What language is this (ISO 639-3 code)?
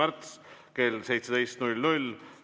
est